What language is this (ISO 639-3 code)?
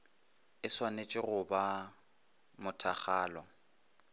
nso